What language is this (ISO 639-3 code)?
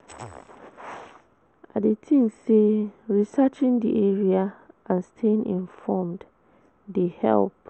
pcm